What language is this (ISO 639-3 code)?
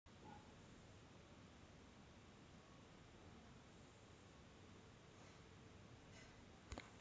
mar